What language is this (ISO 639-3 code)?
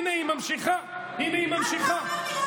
heb